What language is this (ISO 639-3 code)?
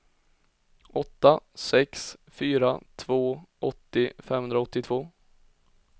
swe